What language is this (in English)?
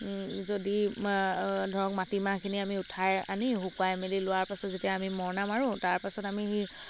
Assamese